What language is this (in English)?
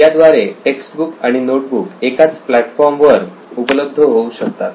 Marathi